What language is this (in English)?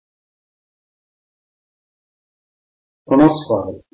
Telugu